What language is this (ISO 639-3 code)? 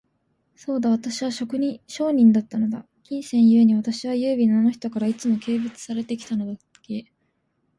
jpn